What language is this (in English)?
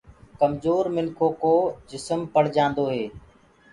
Gurgula